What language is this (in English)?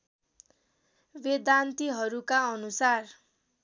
Nepali